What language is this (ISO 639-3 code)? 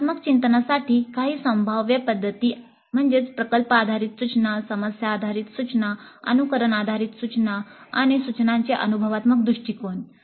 mar